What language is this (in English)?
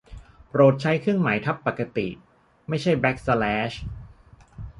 Thai